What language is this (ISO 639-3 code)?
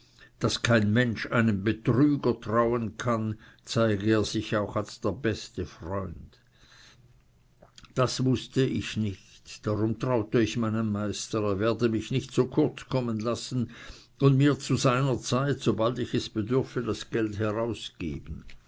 deu